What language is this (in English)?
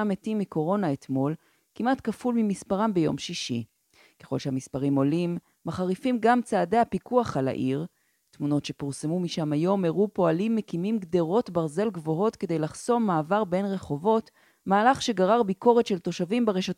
Hebrew